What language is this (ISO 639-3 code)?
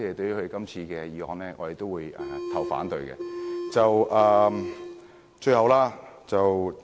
yue